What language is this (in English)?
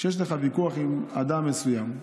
Hebrew